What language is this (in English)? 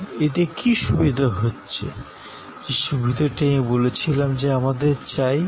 Bangla